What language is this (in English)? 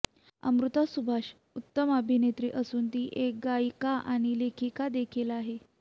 Marathi